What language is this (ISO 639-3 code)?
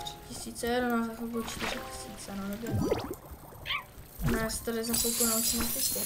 ces